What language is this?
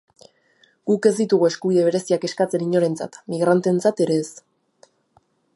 Basque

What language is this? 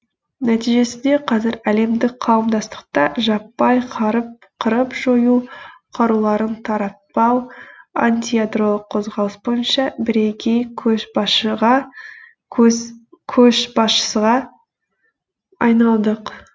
Kazakh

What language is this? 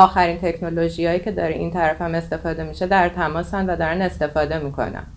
Persian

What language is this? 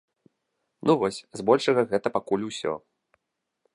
Belarusian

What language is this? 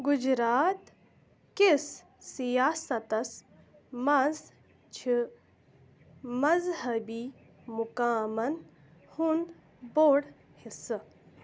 Kashmiri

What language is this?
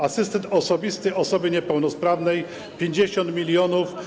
Polish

